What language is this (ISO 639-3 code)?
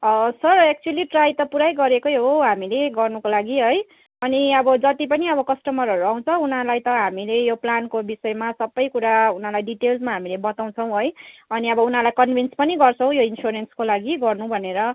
nep